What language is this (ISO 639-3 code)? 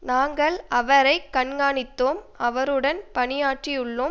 tam